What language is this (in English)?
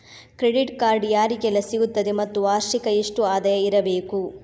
Kannada